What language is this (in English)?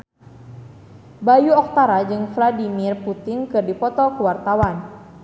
Sundanese